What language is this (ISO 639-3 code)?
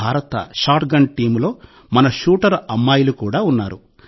tel